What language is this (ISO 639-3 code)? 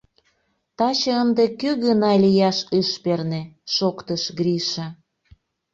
chm